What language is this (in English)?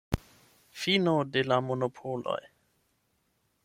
Esperanto